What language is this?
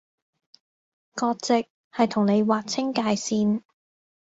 Cantonese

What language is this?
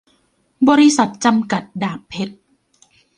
Thai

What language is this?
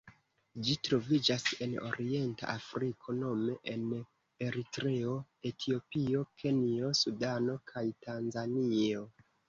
Esperanto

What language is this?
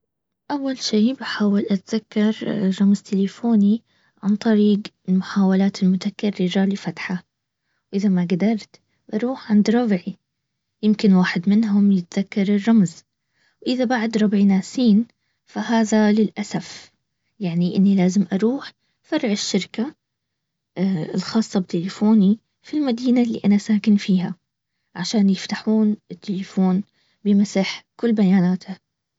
Baharna Arabic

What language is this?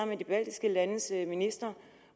Danish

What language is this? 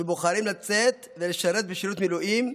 Hebrew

